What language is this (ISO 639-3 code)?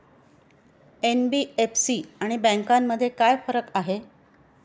mar